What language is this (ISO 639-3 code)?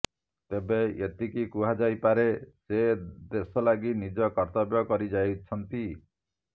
ori